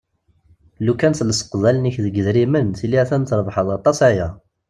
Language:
Kabyle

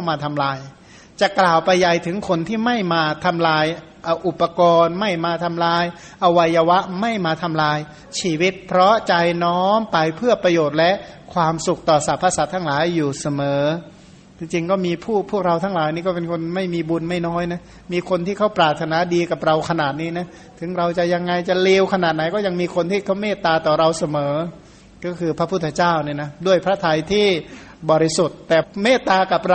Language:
Thai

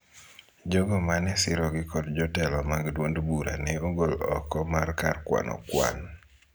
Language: Luo (Kenya and Tanzania)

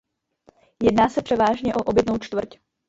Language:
Czech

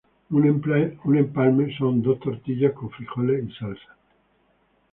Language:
Spanish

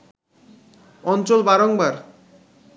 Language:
Bangla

